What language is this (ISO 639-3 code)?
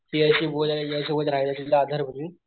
mar